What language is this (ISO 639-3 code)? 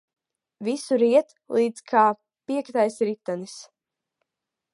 lav